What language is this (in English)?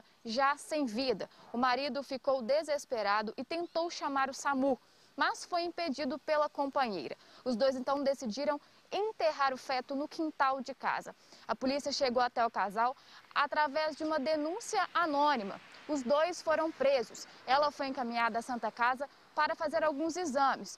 Portuguese